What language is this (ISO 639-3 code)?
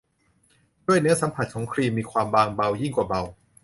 tha